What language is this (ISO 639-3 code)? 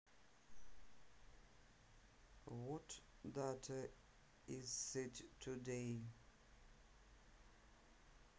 rus